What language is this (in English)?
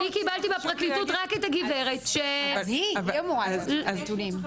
Hebrew